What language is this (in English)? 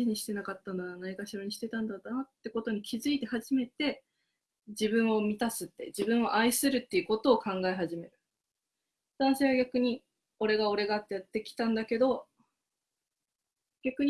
Japanese